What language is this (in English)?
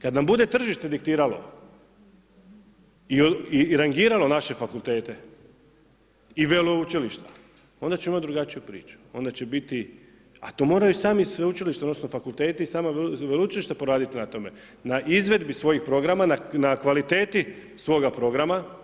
Croatian